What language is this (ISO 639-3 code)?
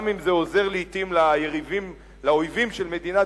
heb